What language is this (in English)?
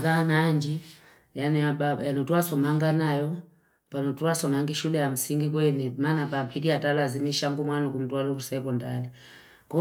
Fipa